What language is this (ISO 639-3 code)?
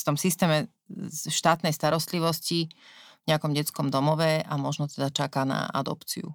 slk